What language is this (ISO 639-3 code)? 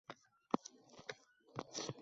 uzb